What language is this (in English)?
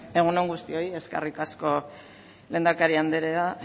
Basque